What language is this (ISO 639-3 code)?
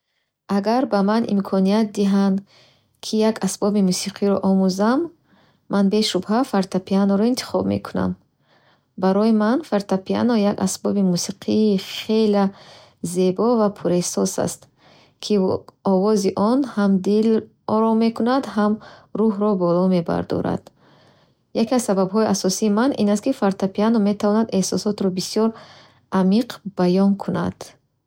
bhh